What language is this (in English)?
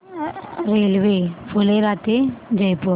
Marathi